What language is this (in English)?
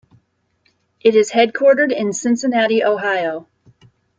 English